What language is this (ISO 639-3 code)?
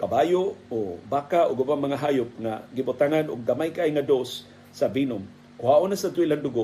fil